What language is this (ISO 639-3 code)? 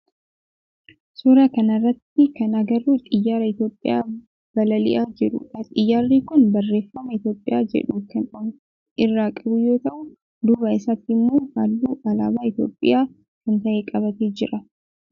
orm